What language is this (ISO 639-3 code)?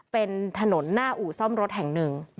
tha